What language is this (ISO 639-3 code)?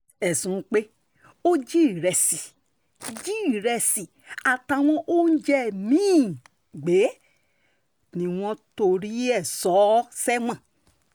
yor